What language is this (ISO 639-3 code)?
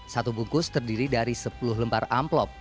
ind